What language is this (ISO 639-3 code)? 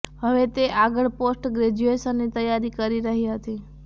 guj